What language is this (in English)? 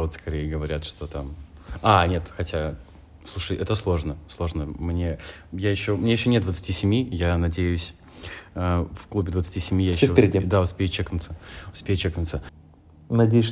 Russian